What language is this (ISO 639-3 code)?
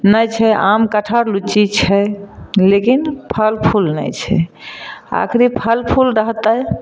mai